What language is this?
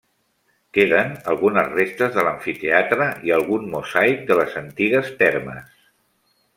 Catalan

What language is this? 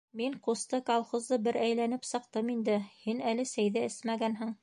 Bashkir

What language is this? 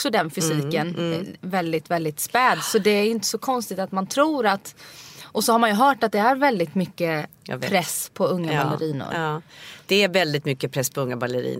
Swedish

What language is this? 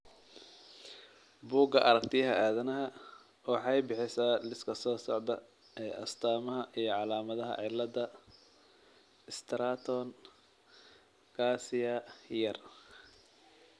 Somali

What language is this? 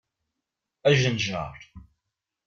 Kabyle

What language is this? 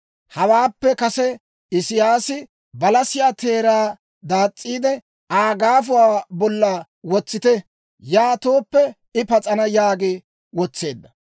Dawro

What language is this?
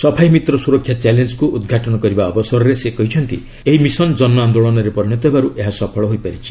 Odia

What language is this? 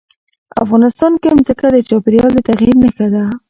Pashto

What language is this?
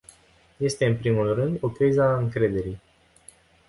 Romanian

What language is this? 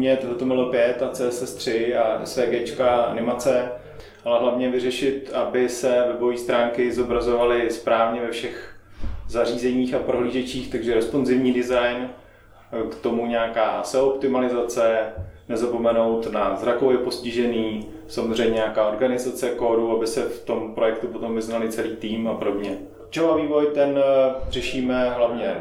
Czech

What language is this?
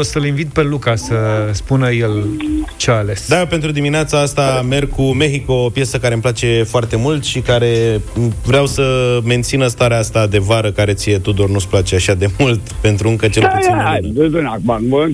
Romanian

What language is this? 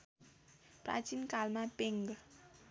Nepali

